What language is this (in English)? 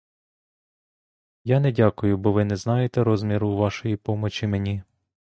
Ukrainian